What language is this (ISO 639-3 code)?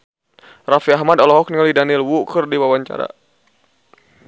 sun